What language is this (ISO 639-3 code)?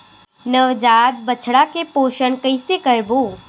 hne